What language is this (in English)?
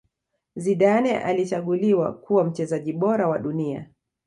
Swahili